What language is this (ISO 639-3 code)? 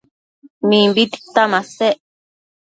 mcf